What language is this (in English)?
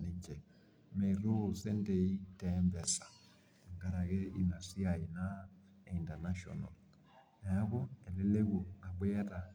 Masai